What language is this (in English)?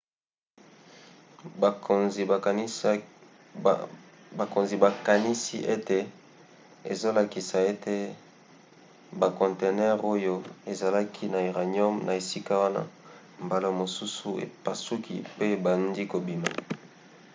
Lingala